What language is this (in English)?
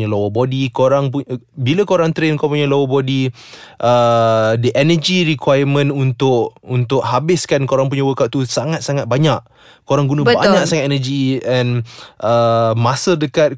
Malay